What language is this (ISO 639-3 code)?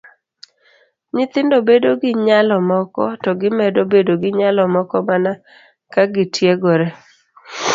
luo